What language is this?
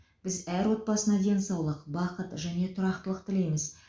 Kazakh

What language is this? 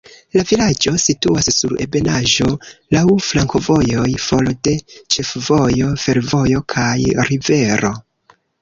Esperanto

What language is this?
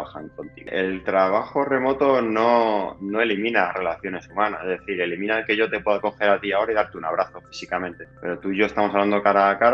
Spanish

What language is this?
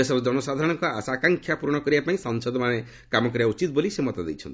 Odia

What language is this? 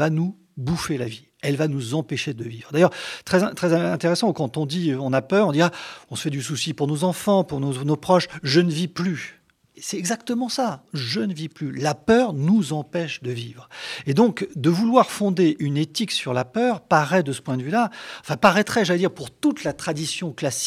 French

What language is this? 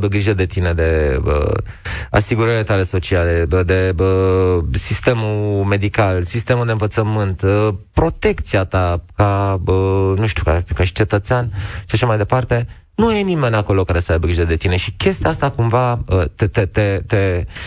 Romanian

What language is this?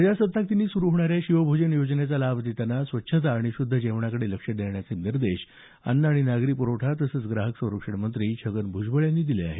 Marathi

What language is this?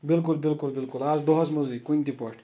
Kashmiri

